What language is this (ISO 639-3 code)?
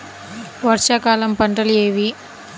tel